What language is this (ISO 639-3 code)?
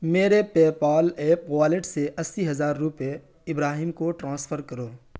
urd